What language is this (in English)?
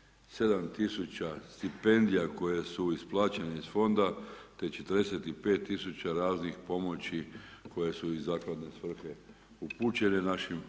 Croatian